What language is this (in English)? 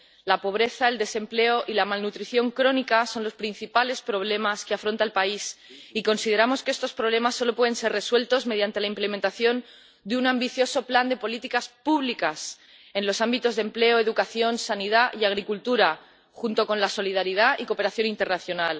Spanish